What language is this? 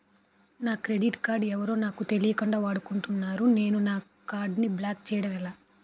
Telugu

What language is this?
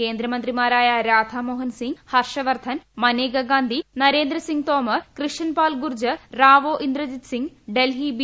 Malayalam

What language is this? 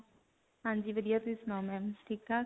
Punjabi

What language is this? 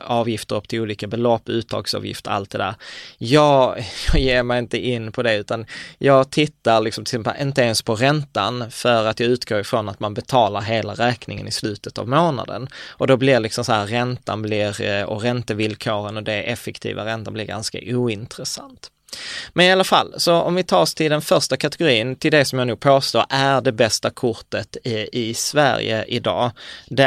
Swedish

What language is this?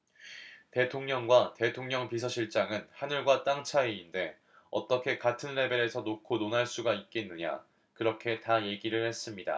Korean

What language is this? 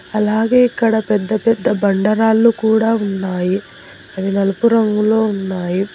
Telugu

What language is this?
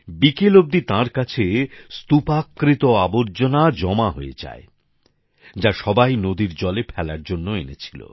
Bangla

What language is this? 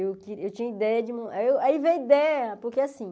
Portuguese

